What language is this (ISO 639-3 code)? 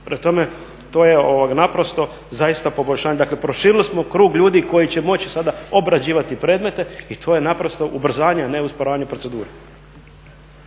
hrv